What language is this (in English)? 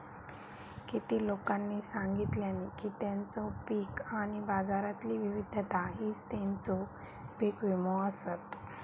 Marathi